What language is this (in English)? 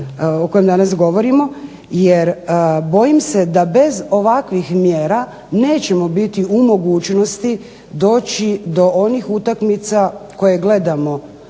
Croatian